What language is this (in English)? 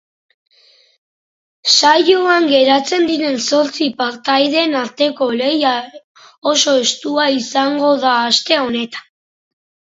Basque